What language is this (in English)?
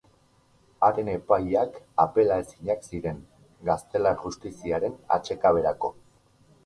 Basque